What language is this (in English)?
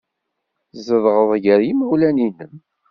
Kabyle